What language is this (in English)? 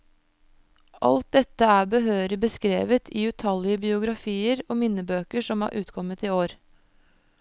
Norwegian